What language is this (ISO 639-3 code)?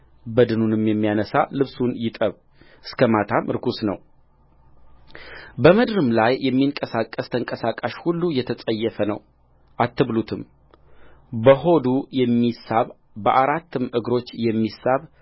amh